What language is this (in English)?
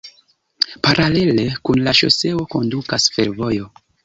Esperanto